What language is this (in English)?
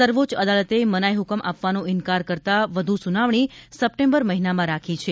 Gujarati